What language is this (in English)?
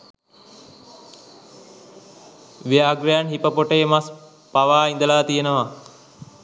Sinhala